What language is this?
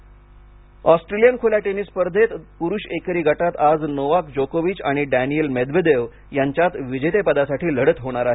Marathi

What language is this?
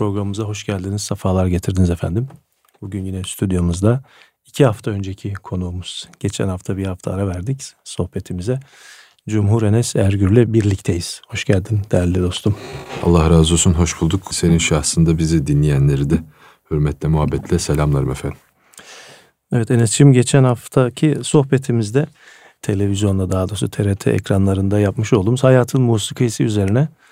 Turkish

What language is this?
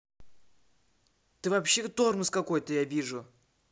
Russian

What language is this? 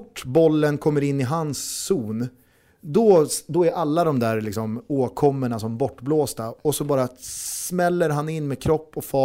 Swedish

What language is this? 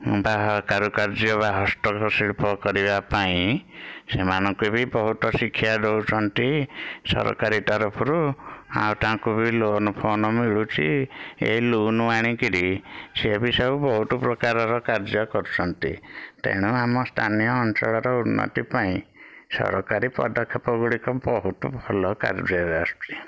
Odia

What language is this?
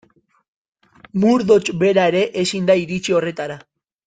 Basque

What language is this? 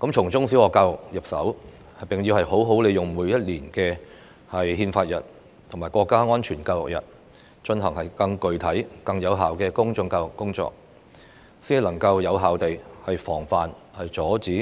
Cantonese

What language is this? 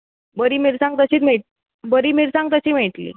Konkani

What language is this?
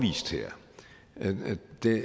Danish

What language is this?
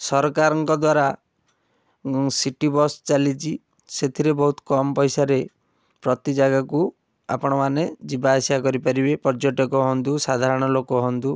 Odia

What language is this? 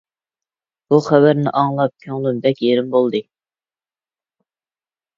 Uyghur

